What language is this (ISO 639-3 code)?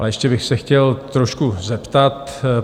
ces